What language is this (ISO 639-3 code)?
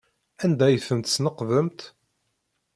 kab